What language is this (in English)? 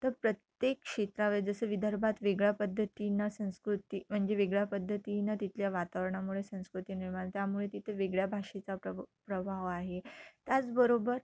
Marathi